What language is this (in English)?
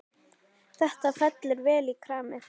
Icelandic